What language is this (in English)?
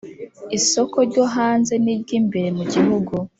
Kinyarwanda